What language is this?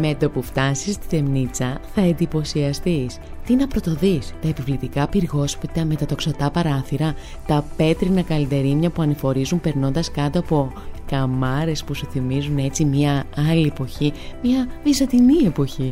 Greek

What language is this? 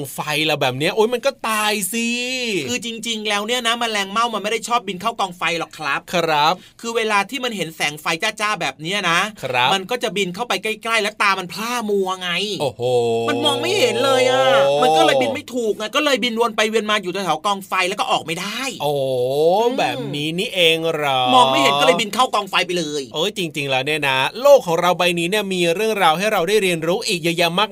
Thai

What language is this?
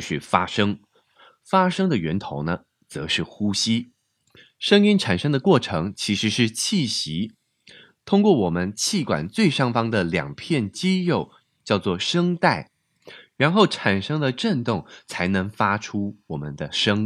Chinese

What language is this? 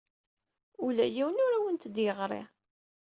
Kabyle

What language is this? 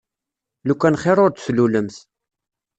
Kabyle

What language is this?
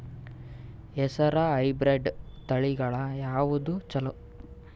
Kannada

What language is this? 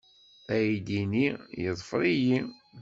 Kabyle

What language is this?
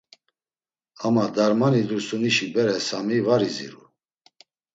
Laz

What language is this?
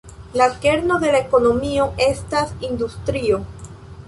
Esperanto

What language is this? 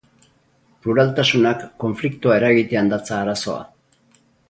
Basque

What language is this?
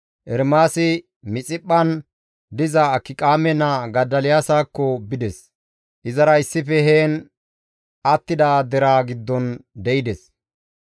Gamo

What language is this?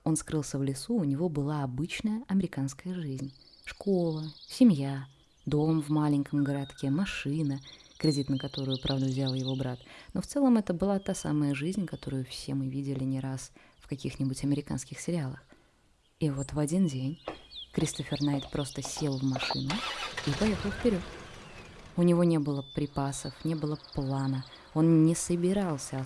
Russian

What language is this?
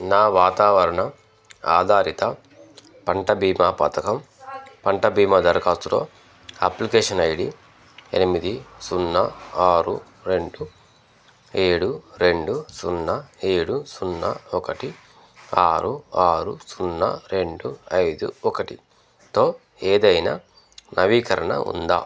Telugu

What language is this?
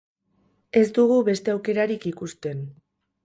Basque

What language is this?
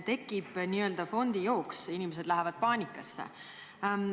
Estonian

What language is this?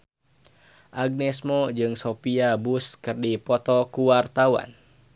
Sundanese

